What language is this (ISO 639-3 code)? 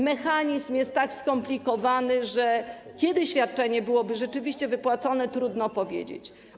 pol